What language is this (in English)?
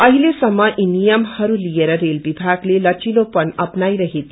Nepali